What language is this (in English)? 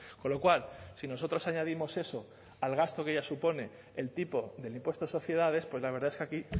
Spanish